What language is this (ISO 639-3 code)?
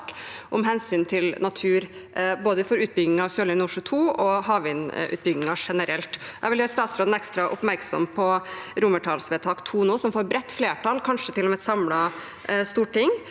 nor